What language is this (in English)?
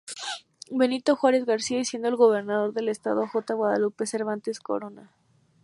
Spanish